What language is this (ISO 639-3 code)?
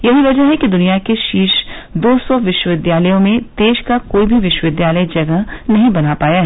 hin